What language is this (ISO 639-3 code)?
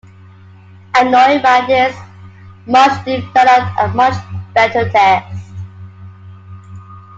eng